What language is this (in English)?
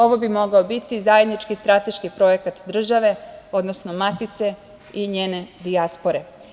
Serbian